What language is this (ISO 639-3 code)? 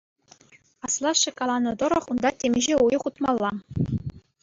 chv